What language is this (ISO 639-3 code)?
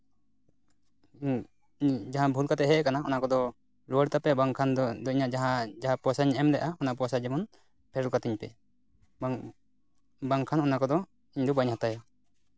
sat